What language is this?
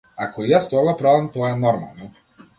Macedonian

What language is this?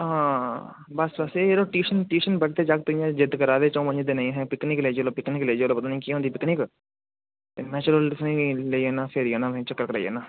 Dogri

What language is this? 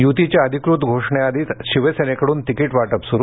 Marathi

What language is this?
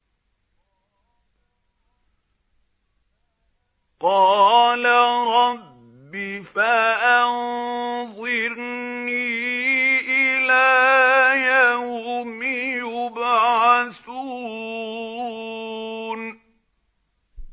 Arabic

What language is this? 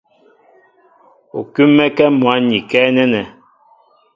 Mbo (Cameroon)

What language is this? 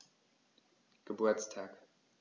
German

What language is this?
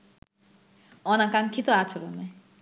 Bangla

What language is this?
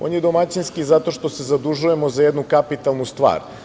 Serbian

